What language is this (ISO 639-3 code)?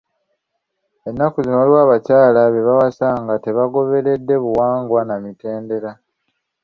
lug